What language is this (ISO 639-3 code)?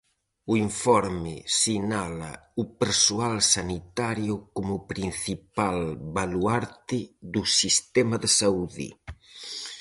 glg